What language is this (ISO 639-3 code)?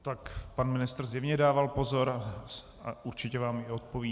ces